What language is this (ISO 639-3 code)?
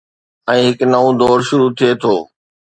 snd